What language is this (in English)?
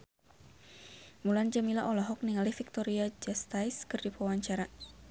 Sundanese